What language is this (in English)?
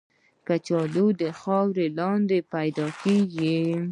Pashto